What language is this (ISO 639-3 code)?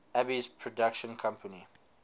eng